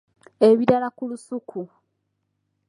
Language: Ganda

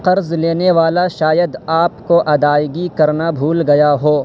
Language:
Urdu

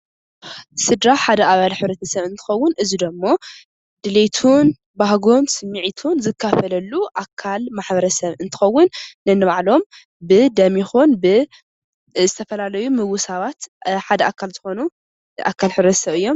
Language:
Tigrinya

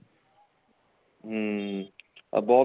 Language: Punjabi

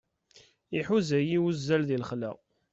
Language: Kabyle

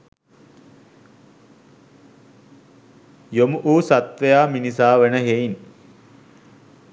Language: Sinhala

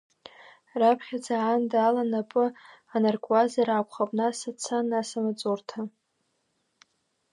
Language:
Abkhazian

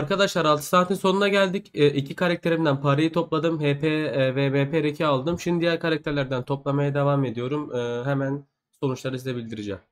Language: Turkish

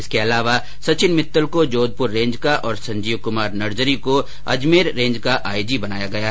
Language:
Hindi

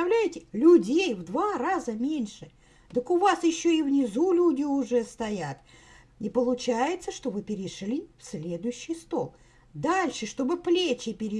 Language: Russian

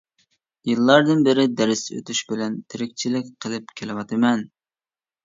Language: Uyghur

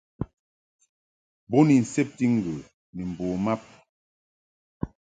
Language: Mungaka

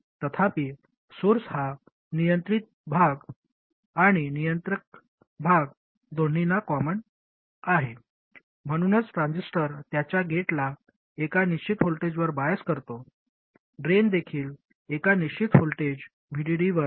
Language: Marathi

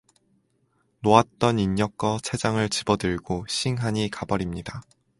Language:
Korean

